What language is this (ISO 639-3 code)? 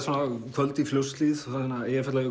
isl